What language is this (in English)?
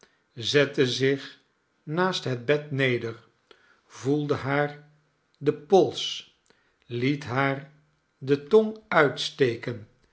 Dutch